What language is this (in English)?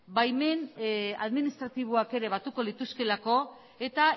Basque